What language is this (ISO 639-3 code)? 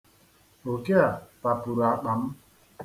ibo